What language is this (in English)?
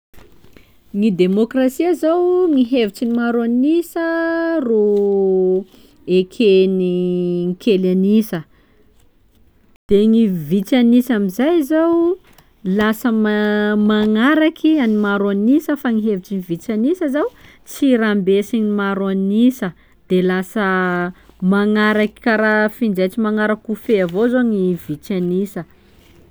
Sakalava Malagasy